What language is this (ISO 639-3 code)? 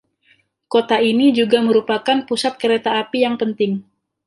ind